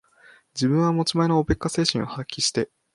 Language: Japanese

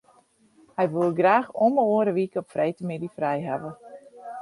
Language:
Western Frisian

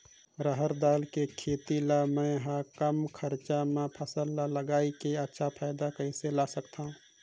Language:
Chhattisgarhi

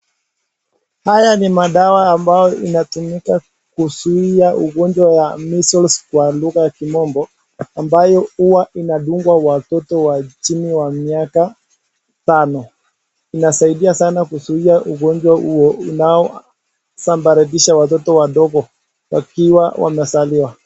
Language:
Swahili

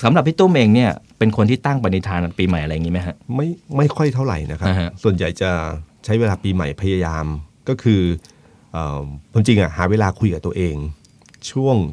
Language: Thai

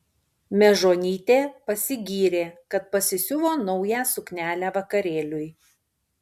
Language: Lithuanian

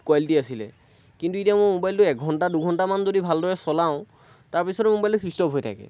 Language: Assamese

